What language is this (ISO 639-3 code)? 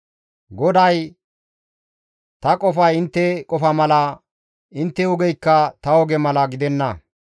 gmv